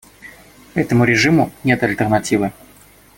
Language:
Russian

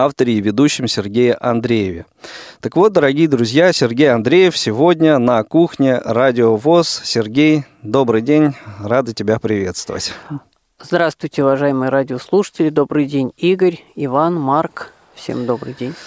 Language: Russian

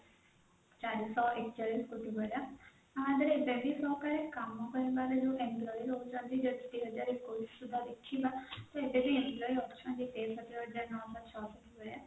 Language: Odia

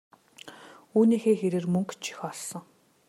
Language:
Mongolian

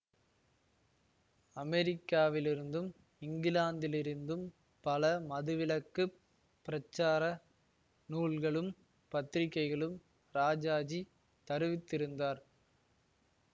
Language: Tamil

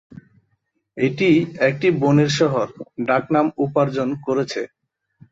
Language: Bangla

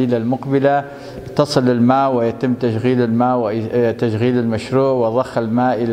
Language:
Arabic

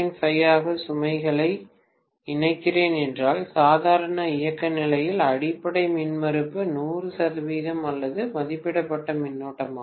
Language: Tamil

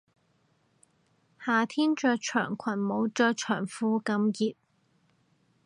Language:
Cantonese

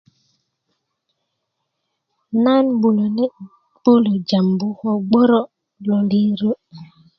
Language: Kuku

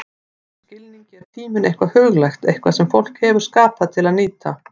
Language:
Icelandic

